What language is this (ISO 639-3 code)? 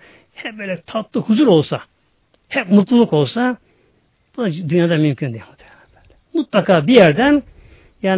tur